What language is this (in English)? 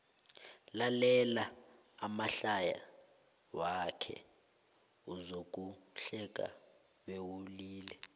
South Ndebele